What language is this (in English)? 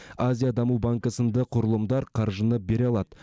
Kazakh